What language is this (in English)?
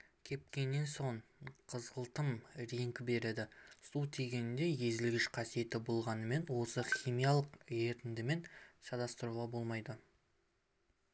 Kazakh